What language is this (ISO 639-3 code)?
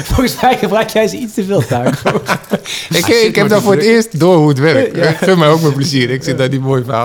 nld